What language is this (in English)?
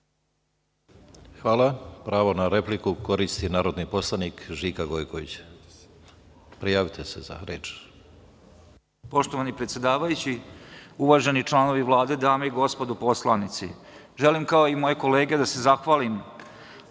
Serbian